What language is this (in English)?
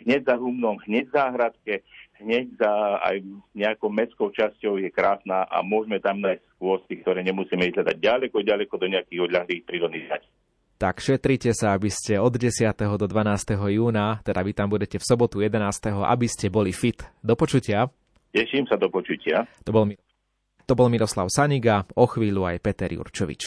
Slovak